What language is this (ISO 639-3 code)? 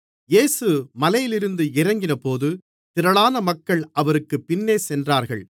tam